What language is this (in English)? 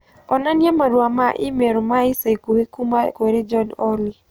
Kikuyu